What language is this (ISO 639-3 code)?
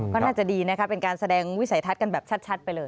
tha